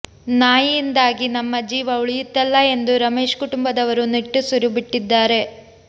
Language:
Kannada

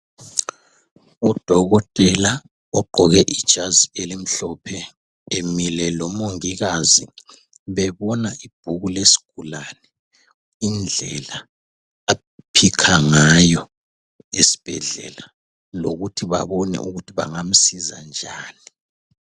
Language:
North Ndebele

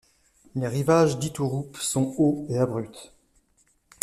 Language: French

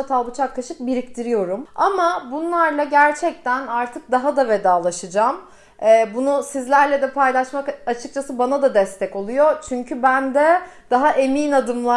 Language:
Turkish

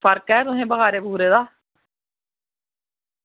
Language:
Dogri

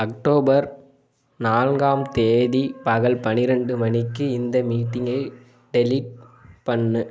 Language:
Tamil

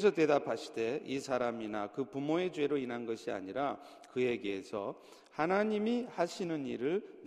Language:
Korean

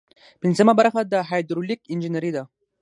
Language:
Pashto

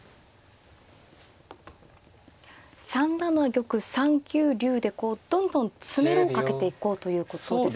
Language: Japanese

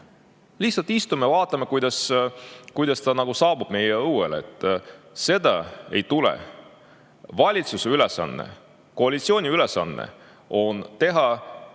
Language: Estonian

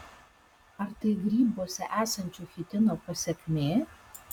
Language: Lithuanian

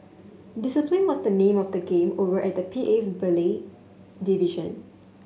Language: English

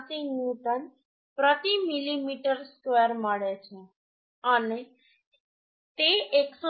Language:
Gujarati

